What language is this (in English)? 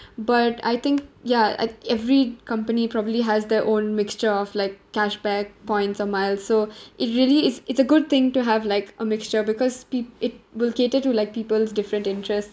English